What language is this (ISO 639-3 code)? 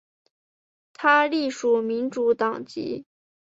zho